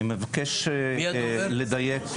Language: Hebrew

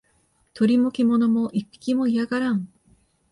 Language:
Japanese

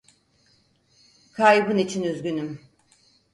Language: Turkish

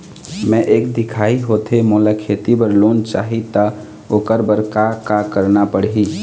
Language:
Chhattisgarhi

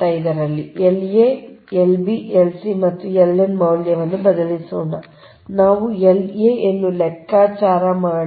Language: Kannada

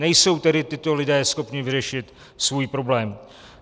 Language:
Czech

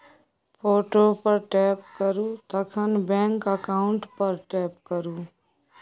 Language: Maithili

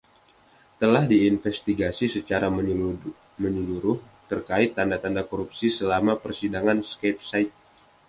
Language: Indonesian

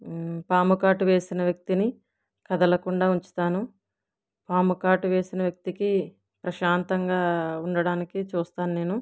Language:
Telugu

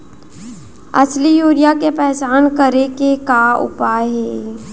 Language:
Chhattisgarhi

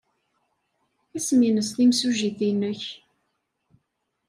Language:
Kabyle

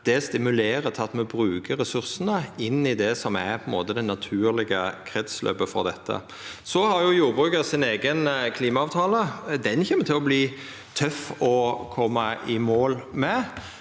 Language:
Norwegian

